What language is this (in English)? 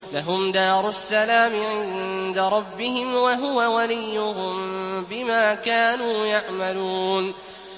Arabic